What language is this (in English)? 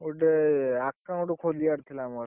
Odia